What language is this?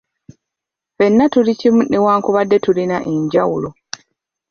Ganda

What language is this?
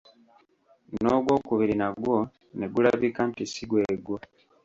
Ganda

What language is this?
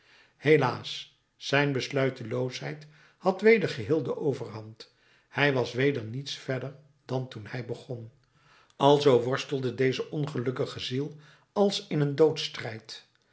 Dutch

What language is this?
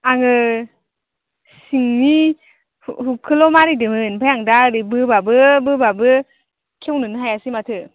Bodo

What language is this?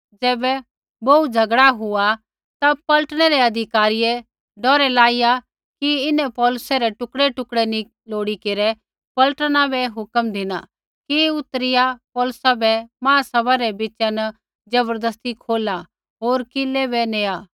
Kullu Pahari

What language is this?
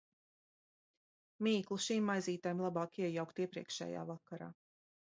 Latvian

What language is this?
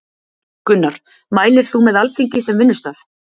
Icelandic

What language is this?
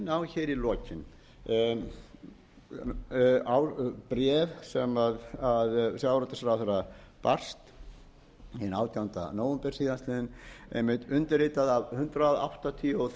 Icelandic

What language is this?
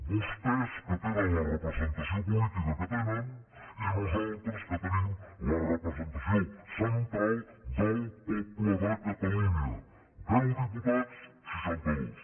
Catalan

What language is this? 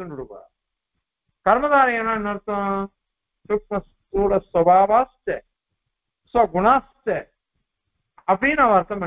Tamil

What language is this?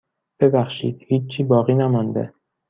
Persian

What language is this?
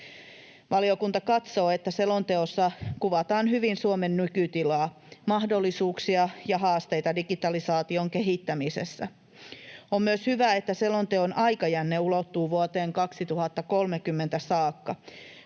Finnish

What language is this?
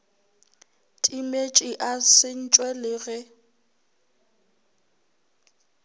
Northern Sotho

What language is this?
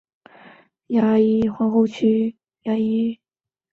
Chinese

